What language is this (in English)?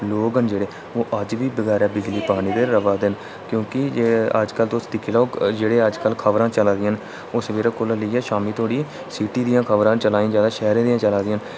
Dogri